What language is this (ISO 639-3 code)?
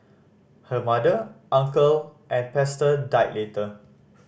eng